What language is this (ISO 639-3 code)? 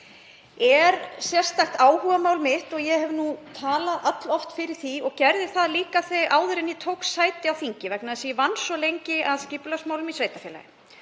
isl